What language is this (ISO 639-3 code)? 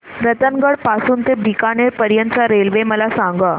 mar